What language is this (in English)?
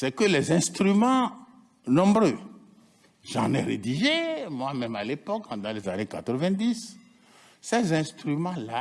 French